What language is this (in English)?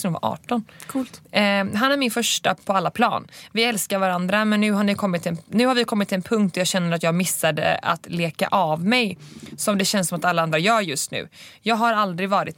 Swedish